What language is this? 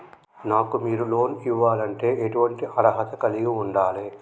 Telugu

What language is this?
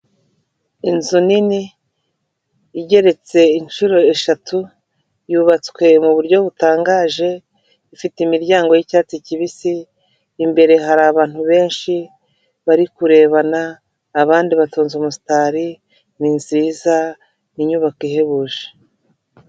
Kinyarwanda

